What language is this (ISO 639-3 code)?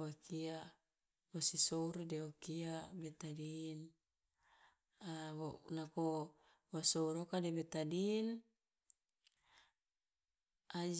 loa